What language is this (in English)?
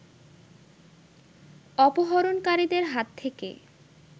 Bangla